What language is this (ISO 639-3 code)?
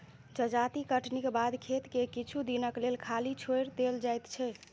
mai